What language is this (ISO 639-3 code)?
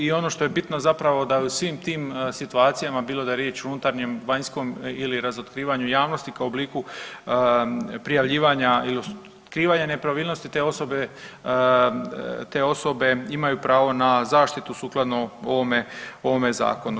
hrv